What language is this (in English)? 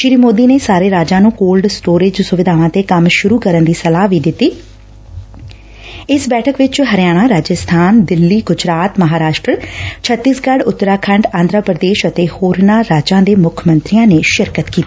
Punjabi